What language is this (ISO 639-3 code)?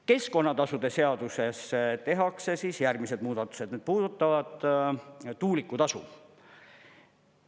est